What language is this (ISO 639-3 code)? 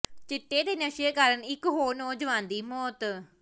pan